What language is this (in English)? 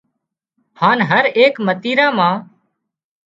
Wadiyara Koli